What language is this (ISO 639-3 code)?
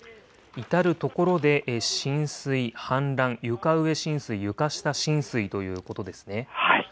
jpn